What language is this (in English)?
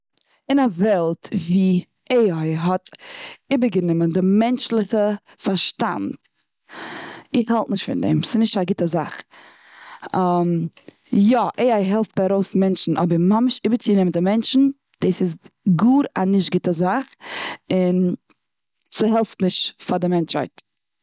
Yiddish